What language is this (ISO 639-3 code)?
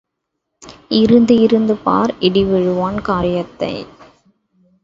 tam